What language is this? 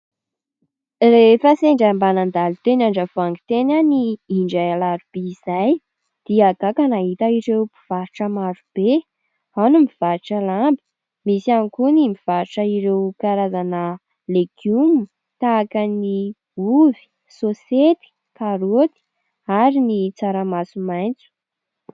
Malagasy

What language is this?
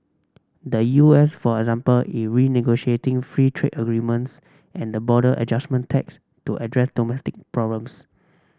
English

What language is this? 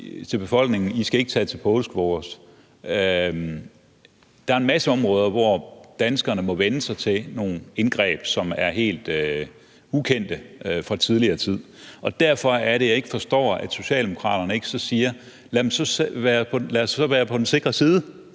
Danish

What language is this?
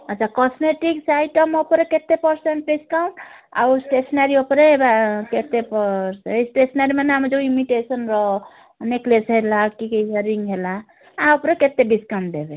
Odia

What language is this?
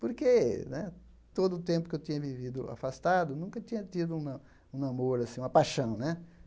Portuguese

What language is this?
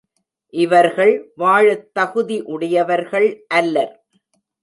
Tamil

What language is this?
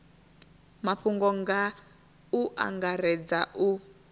Venda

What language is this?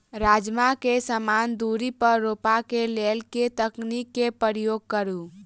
Maithili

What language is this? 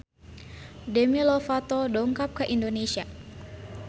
Sundanese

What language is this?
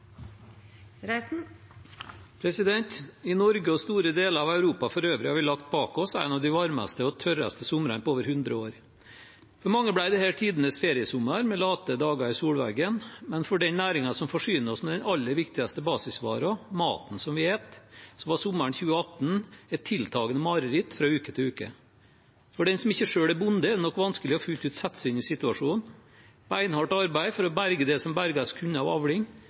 Norwegian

